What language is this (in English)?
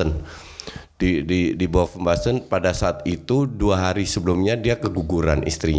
Indonesian